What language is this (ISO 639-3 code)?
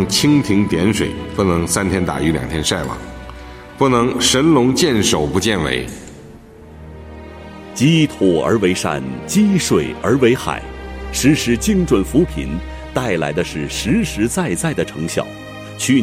zho